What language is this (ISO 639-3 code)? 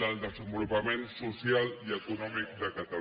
cat